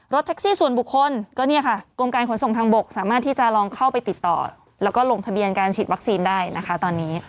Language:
Thai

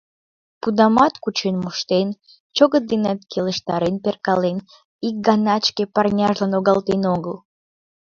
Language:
Mari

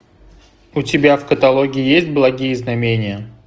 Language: Russian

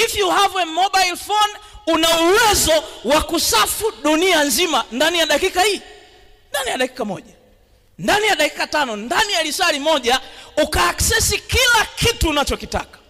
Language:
Swahili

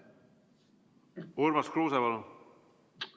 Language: Estonian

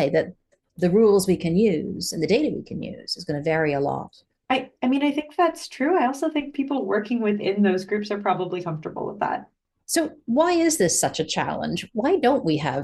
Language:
English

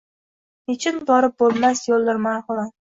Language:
Uzbek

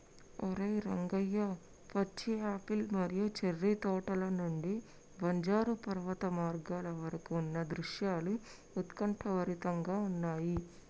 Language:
Telugu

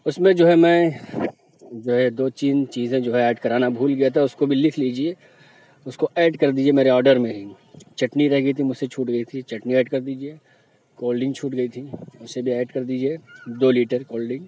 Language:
Urdu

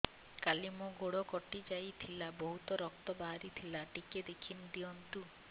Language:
Odia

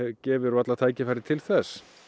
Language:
Icelandic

